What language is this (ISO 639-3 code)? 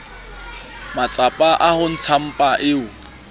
sot